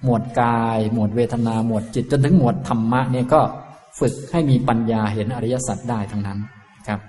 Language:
Thai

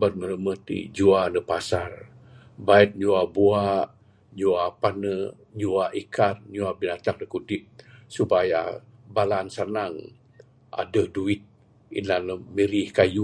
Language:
Bukar-Sadung Bidayuh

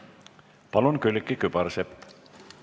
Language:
Estonian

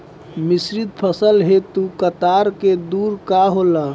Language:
Bhojpuri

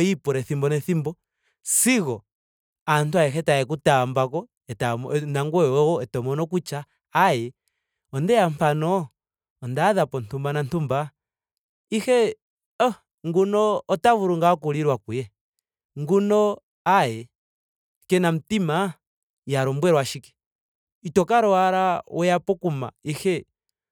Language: Ndonga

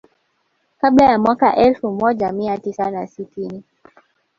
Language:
Swahili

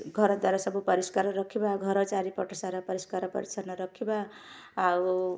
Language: Odia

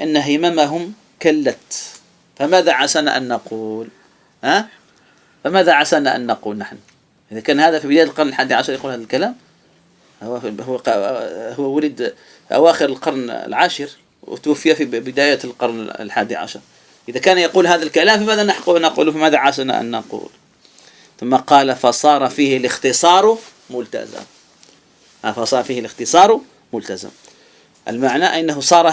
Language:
Arabic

